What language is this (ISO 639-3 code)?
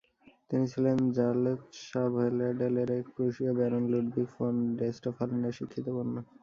ben